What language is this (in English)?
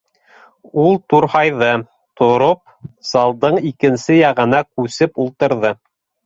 Bashkir